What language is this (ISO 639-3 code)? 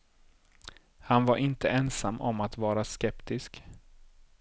swe